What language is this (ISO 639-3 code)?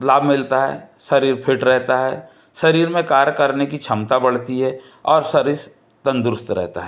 hin